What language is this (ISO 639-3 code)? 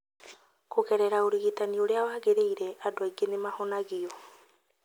kik